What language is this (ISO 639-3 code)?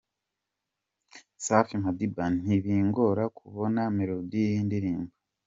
kin